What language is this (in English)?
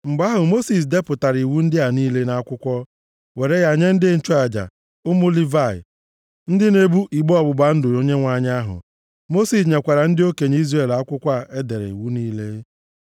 Igbo